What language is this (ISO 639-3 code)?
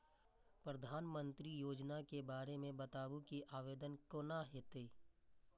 mai